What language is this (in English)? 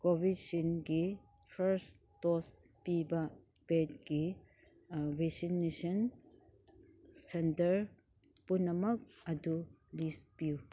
Manipuri